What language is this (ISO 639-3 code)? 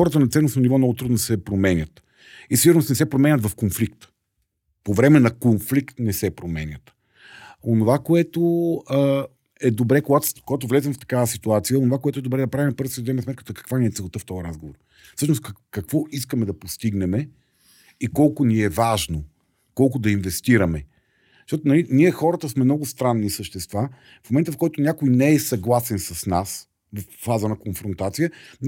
bul